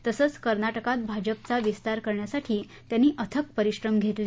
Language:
Marathi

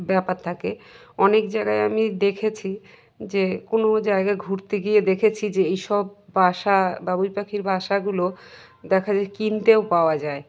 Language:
Bangla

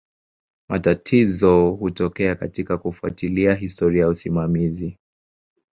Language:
Swahili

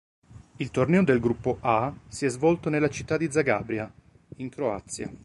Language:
Italian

